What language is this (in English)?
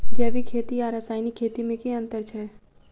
Maithili